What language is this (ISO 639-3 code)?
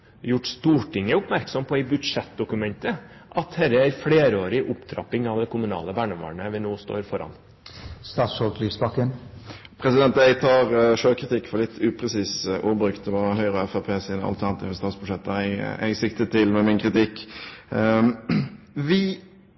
nob